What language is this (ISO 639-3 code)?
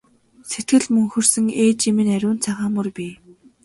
mon